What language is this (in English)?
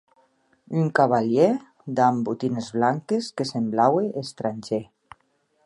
Occitan